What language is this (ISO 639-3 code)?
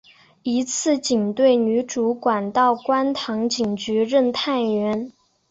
zho